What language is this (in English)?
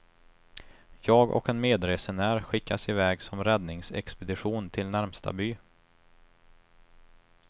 Swedish